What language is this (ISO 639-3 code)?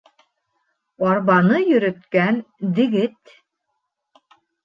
bak